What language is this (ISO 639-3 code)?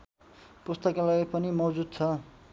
nep